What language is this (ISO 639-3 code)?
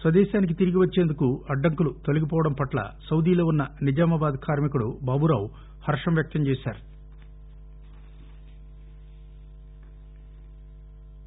tel